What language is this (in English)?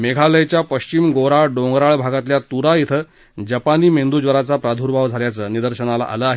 Marathi